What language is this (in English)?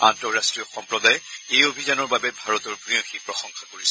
Assamese